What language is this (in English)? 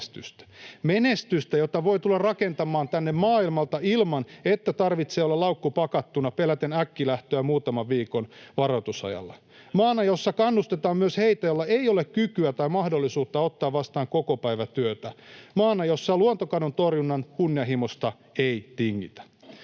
Finnish